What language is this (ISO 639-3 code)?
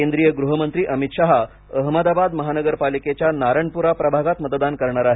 mar